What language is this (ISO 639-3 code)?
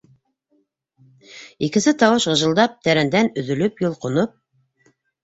bak